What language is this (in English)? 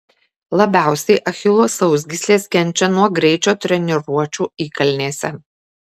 Lithuanian